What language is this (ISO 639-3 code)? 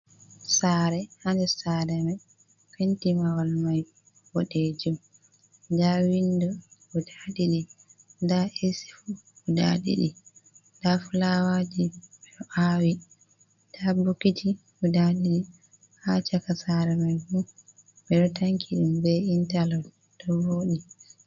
ful